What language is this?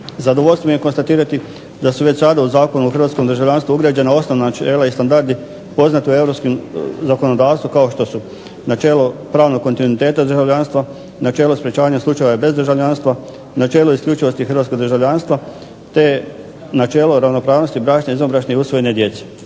Croatian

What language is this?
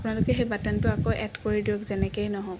Assamese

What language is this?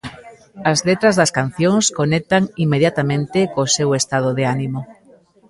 Galician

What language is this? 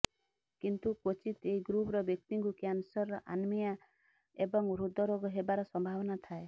Odia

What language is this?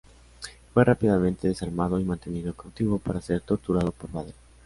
Spanish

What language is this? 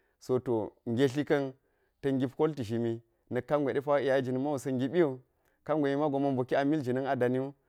Geji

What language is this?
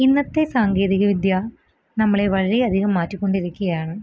Malayalam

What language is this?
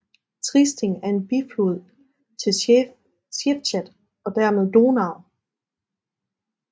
Danish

